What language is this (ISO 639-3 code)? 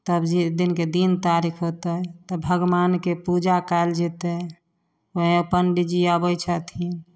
mai